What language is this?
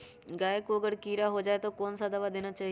Magahi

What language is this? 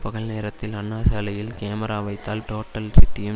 Tamil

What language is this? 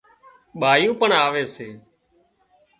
Wadiyara Koli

